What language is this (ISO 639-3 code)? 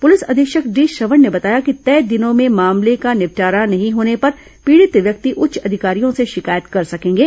hin